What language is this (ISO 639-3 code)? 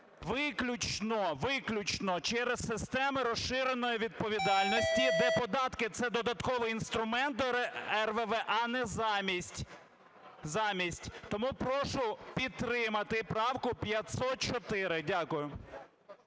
ukr